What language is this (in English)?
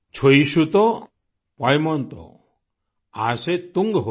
Hindi